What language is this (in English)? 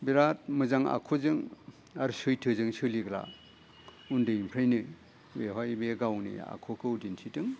Bodo